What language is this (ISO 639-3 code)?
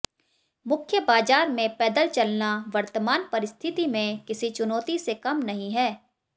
hin